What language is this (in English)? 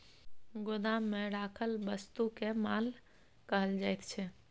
Maithili